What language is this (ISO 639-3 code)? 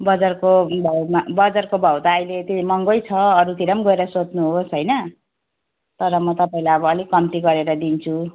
nep